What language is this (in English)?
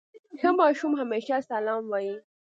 Pashto